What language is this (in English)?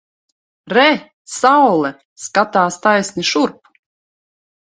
Latvian